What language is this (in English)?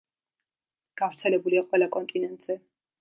Georgian